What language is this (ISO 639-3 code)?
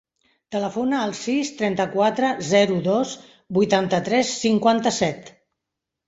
cat